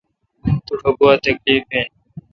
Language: Kalkoti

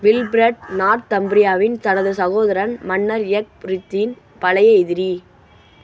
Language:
Tamil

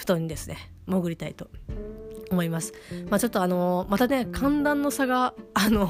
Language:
Japanese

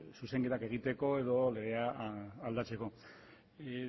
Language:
Basque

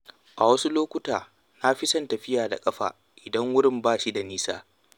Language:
Hausa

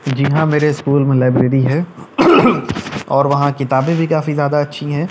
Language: Urdu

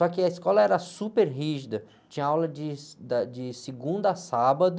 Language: Portuguese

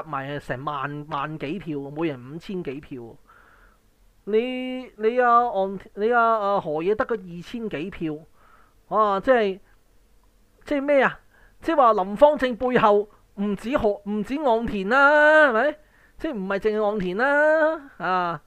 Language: Chinese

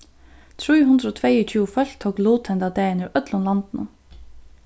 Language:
Faroese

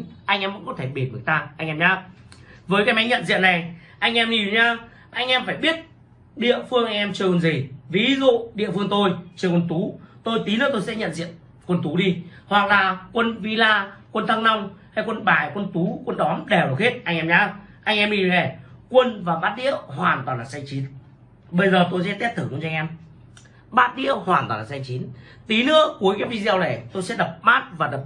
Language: Vietnamese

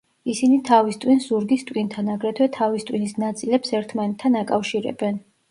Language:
Georgian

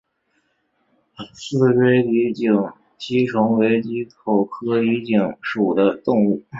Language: Chinese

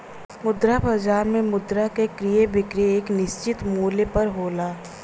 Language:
Bhojpuri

